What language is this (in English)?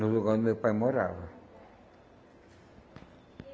Portuguese